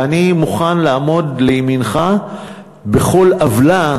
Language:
Hebrew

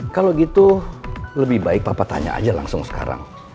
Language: Indonesian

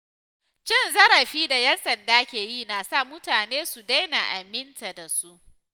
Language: Hausa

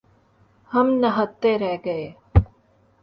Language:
Urdu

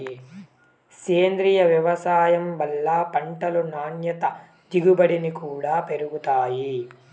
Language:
Telugu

